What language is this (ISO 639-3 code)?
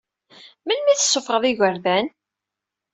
kab